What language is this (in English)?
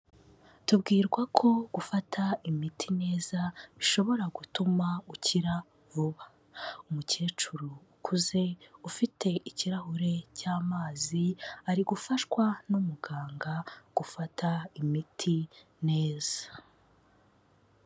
Kinyarwanda